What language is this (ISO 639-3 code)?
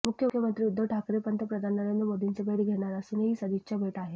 mar